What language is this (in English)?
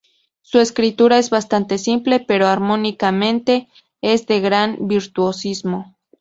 Spanish